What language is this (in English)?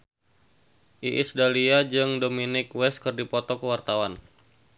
Sundanese